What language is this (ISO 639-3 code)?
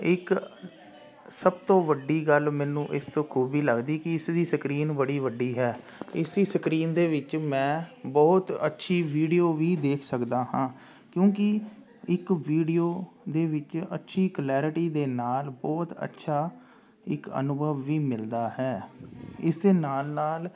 pan